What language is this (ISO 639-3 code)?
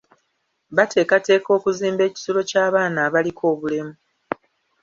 lug